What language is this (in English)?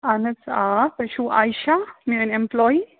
Kashmiri